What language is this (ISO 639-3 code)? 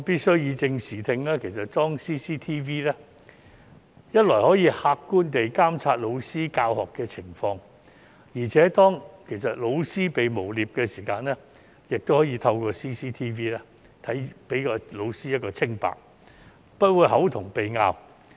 yue